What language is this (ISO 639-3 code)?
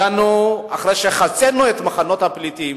heb